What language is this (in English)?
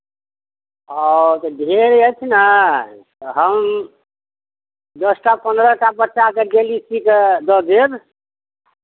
Maithili